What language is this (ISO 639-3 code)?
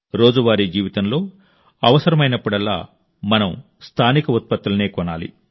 tel